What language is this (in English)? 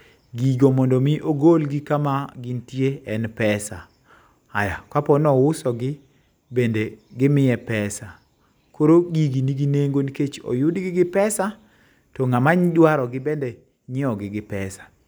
Luo (Kenya and Tanzania)